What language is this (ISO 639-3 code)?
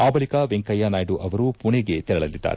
kan